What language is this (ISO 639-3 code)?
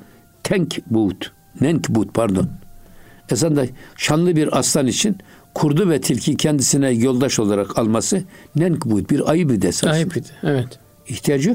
tur